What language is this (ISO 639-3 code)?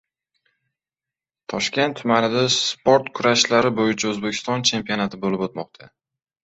uzb